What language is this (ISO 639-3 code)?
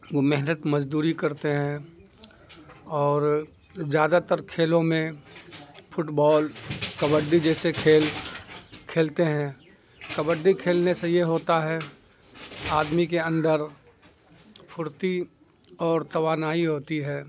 urd